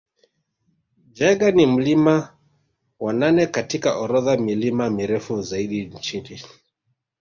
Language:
Swahili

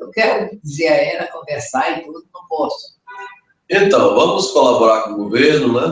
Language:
Portuguese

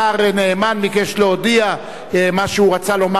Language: Hebrew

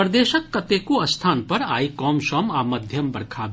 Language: Maithili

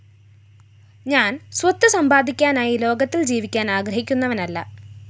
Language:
Malayalam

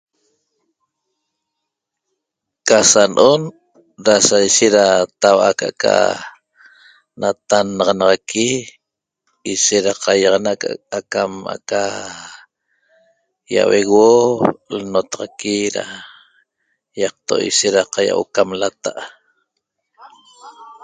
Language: Toba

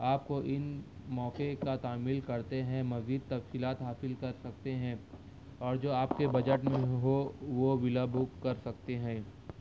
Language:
Urdu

